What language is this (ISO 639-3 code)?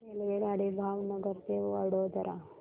mar